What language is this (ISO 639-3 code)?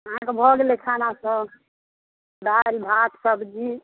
mai